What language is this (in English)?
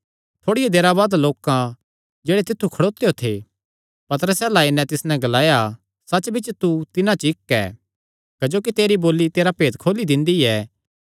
Kangri